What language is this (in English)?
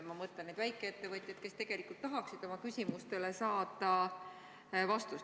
Estonian